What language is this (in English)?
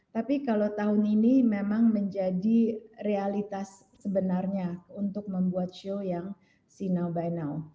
Indonesian